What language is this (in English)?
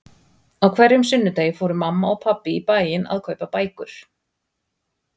Icelandic